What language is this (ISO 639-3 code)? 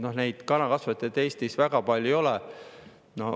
est